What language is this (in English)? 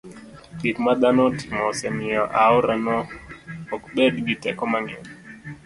Luo (Kenya and Tanzania)